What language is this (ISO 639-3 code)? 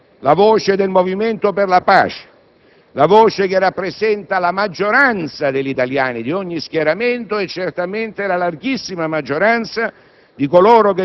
ita